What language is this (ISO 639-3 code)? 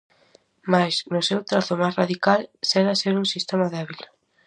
glg